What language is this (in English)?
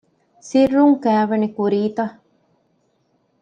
Divehi